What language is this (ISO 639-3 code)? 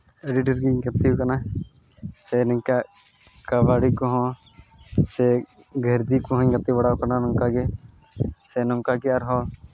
sat